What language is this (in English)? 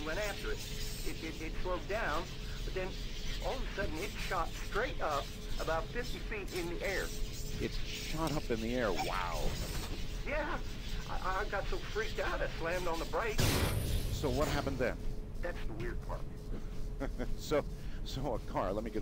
German